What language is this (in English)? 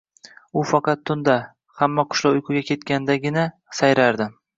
Uzbek